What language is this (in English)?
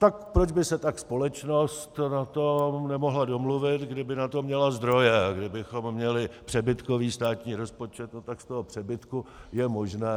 Czech